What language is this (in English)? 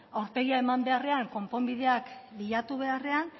Basque